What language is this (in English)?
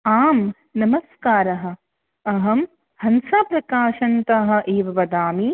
Sanskrit